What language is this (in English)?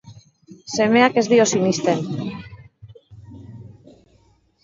Basque